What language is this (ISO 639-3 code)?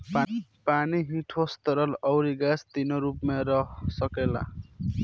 bho